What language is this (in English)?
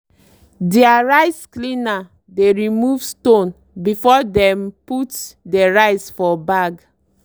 Nigerian Pidgin